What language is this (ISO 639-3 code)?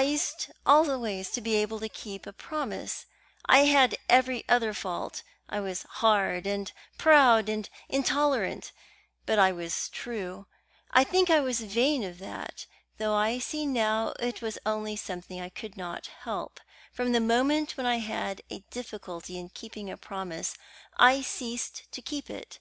eng